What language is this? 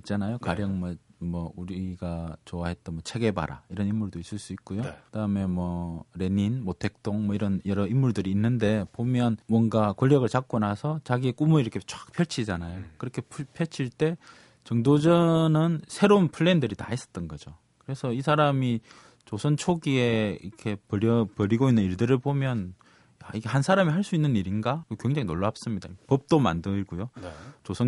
Korean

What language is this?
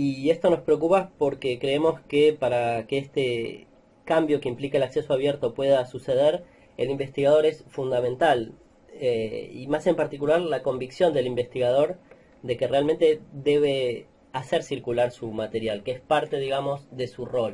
Spanish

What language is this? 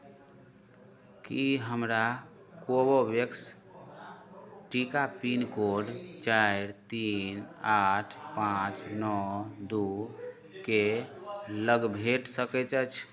Maithili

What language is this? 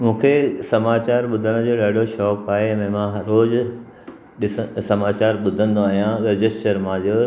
Sindhi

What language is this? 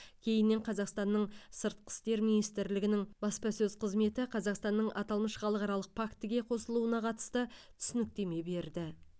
Kazakh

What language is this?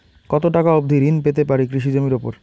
Bangla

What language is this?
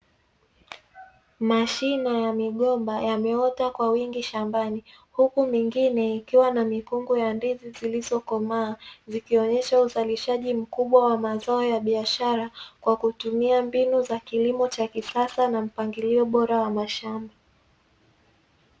Swahili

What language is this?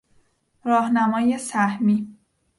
Persian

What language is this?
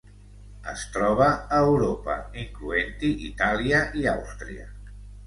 Catalan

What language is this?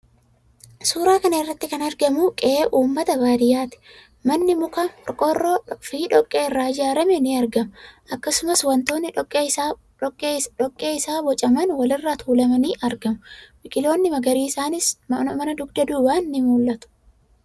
Oromo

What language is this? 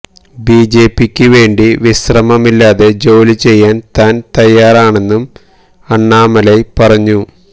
Malayalam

